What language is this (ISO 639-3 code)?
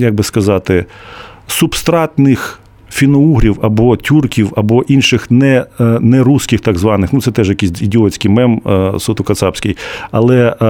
ukr